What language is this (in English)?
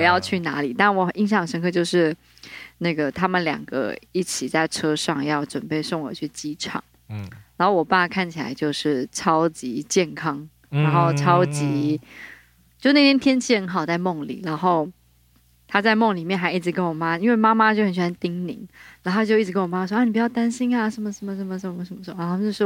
Chinese